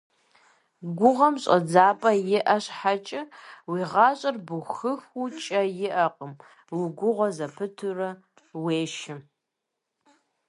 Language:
Kabardian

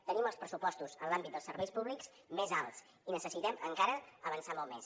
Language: Catalan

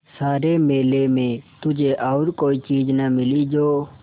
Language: Hindi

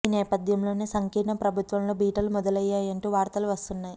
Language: Telugu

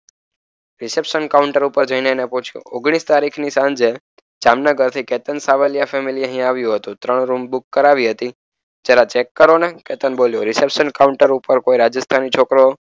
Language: Gujarati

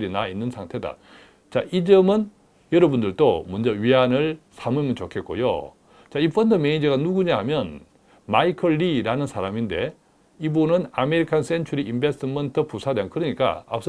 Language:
Korean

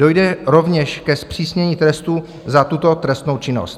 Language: Czech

